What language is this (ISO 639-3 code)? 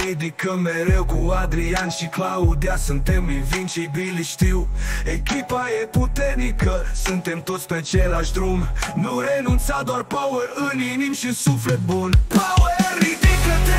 ron